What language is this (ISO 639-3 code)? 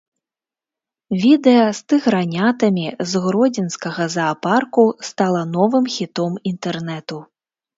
bel